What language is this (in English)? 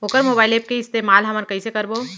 Chhattisgarhi